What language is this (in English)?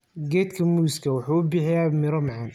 Somali